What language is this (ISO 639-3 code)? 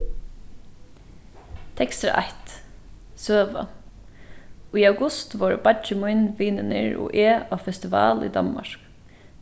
fao